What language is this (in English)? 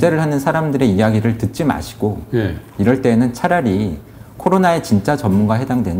Korean